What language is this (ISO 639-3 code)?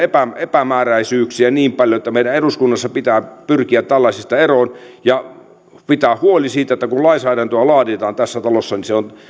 fin